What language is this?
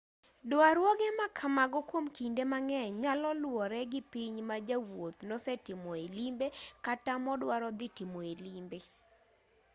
Luo (Kenya and Tanzania)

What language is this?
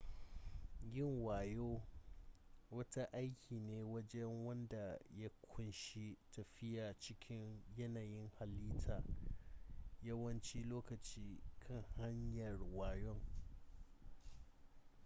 Hausa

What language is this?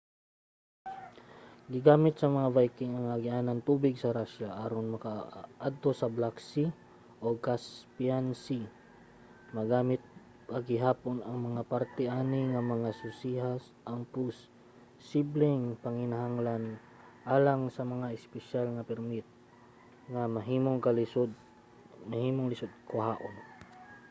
Cebuano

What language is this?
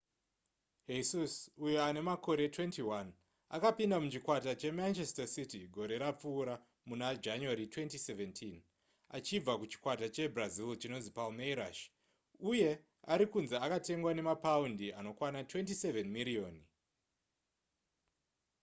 Shona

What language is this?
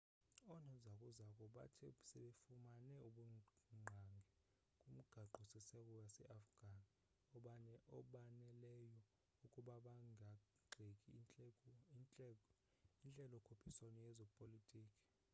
Xhosa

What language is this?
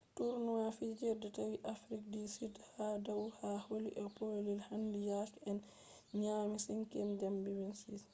Fula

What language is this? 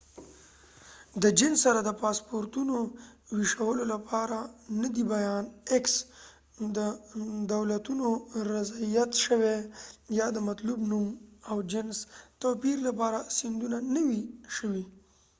Pashto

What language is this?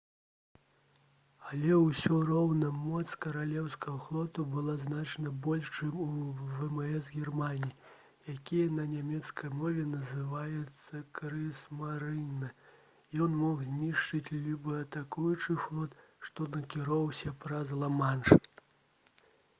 Belarusian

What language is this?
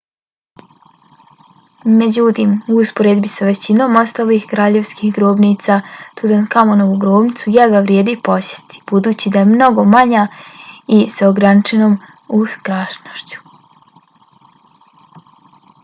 Bosnian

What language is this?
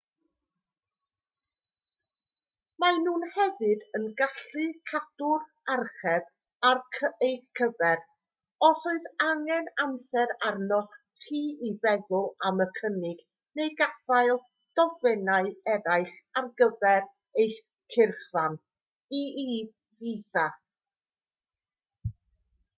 Welsh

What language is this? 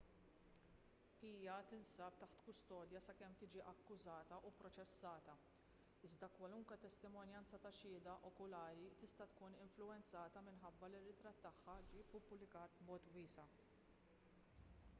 Maltese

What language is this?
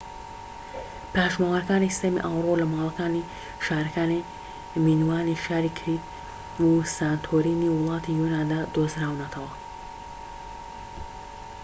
Central Kurdish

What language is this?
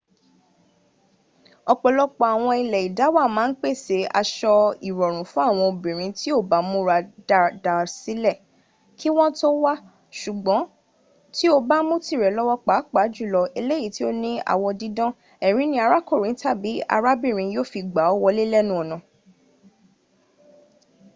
Yoruba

